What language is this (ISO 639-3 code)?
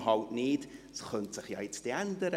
gsw